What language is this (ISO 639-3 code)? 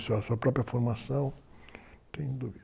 por